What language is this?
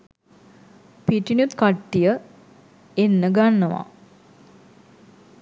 Sinhala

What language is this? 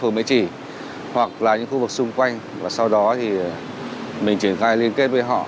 Vietnamese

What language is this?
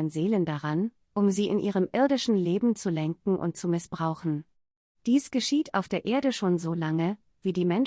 German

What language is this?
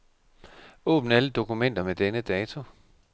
Danish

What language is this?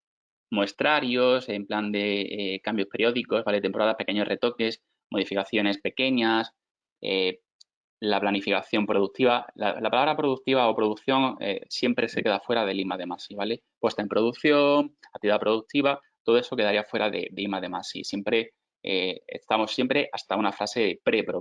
Spanish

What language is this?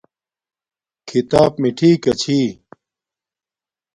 Domaaki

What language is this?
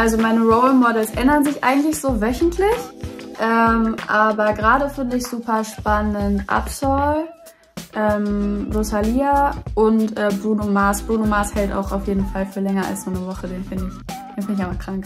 German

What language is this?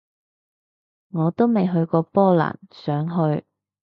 Cantonese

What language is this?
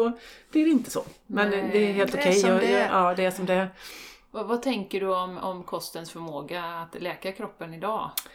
Swedish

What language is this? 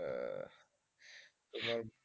Bangla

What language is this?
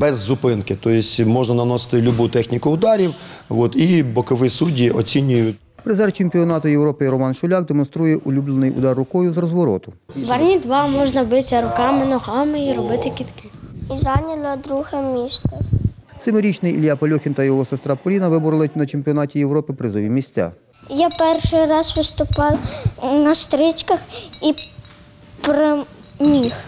Ukrainian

